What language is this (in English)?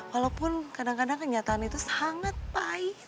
Indonesian